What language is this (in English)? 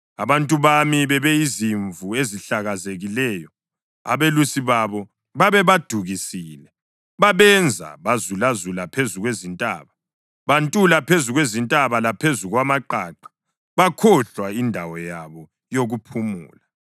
North Ndebele